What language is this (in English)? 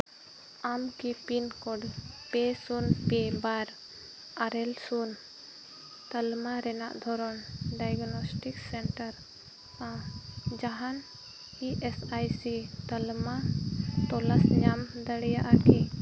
Santali